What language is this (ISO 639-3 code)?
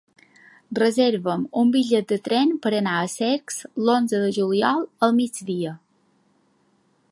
cat